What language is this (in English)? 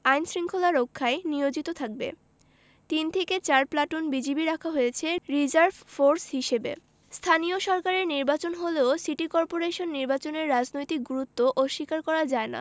Bangla